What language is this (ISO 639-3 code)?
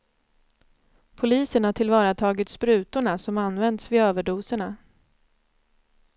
swe